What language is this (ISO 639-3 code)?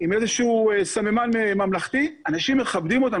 heb